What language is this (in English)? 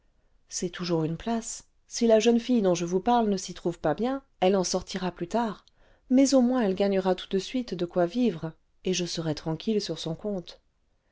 French